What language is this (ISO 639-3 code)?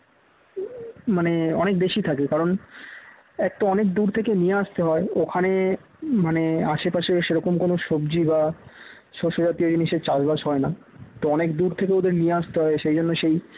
ben